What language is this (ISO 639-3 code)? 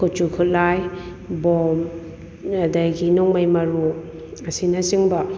mni